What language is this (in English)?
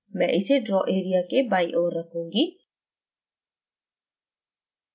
Hindi